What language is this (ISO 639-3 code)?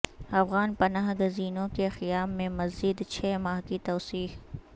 urd